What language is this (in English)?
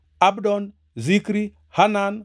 Luo (Kenya and Tanzania)